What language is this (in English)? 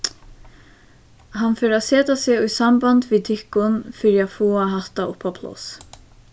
Faroese